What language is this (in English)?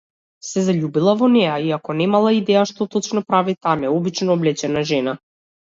Macedonian